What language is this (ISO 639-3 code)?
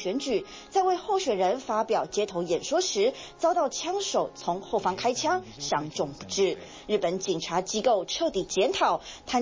zho